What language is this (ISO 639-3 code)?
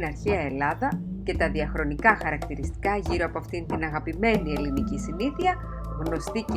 ell